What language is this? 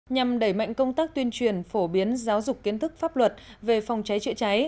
Vietnamese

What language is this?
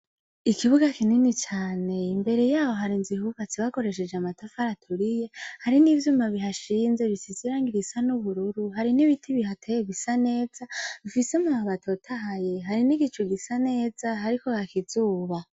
Rundi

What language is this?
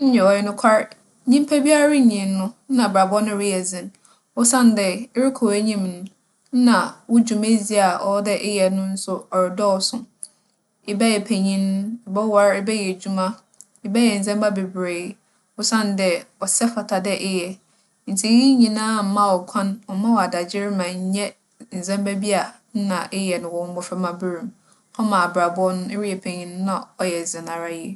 Akan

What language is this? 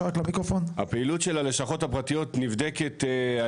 Hebrew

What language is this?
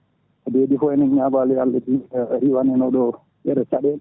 Fula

